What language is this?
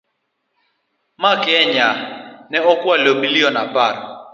Luo (Kenya and Tanzania)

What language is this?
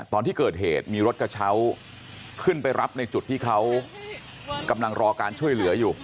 Thai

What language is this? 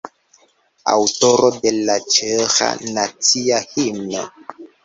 Esperanto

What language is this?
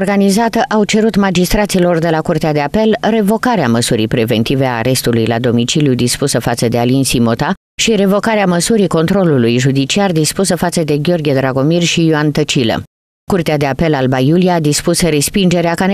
Romanian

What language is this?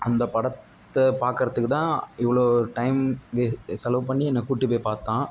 Tamil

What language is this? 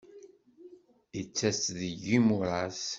Kabyle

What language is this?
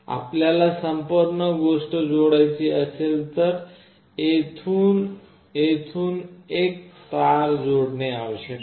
Marathi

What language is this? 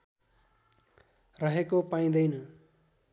Nepali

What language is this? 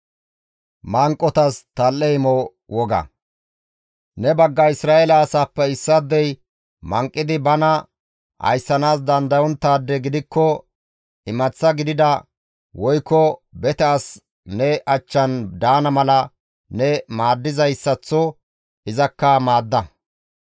Gamo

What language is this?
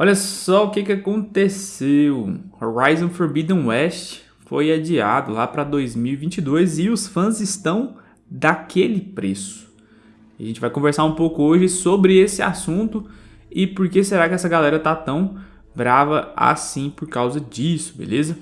Portuguese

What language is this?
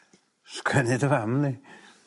Welsh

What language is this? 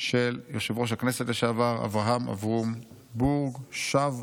Hebrew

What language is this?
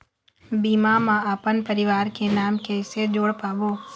Chhattisgarhi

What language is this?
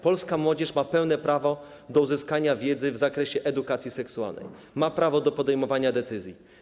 Polish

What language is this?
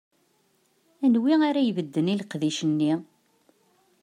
Kabyle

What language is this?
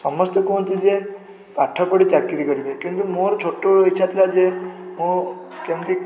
Odia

